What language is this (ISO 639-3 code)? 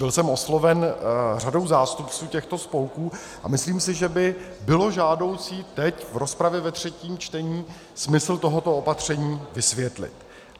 ces